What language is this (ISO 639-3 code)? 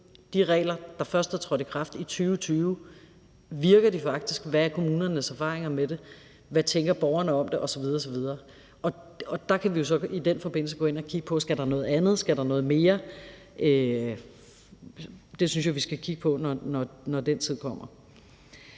dan